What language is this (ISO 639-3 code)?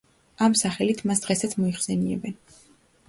kat